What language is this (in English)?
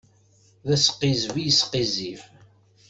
Kabyle